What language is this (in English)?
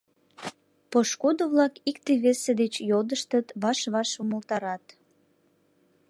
Mari